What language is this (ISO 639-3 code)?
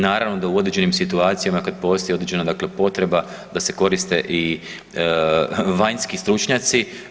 hrv